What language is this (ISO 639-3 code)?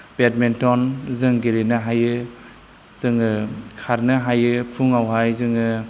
brx